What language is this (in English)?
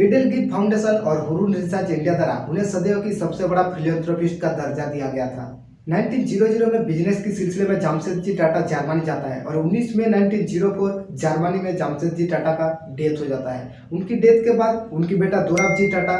Hindi